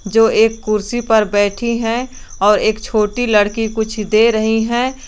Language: Hindi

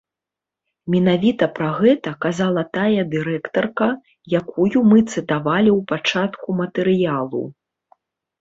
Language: Belarusian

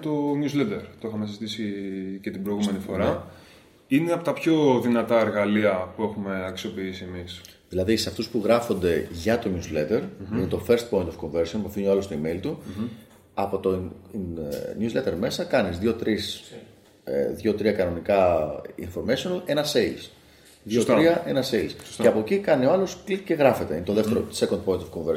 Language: Greek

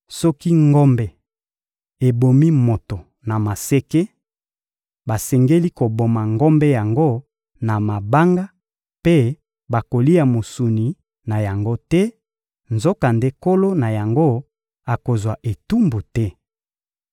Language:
Lingala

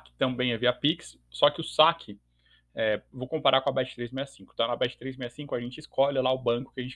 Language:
Portuguese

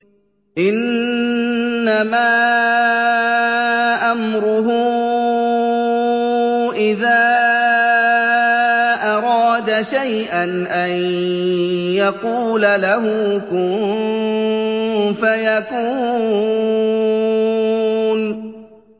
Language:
Arabic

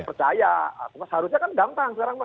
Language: Indonesian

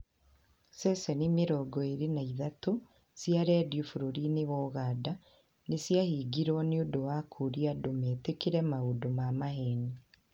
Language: Kikuyu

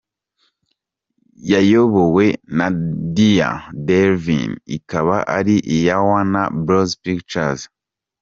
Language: Kinyarwanda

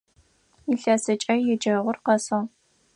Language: Adyghe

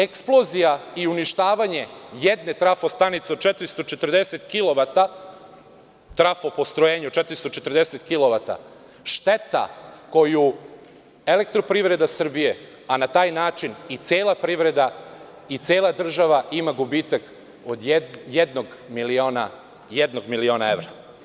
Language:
Serbian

